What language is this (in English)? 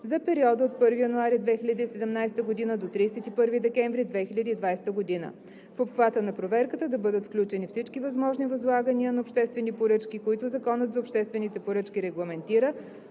Bulgarian